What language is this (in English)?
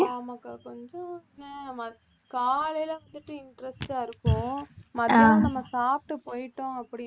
Tamil